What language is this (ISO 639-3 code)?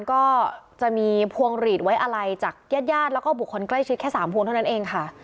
tha